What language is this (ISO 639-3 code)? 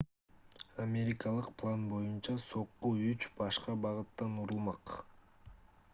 kir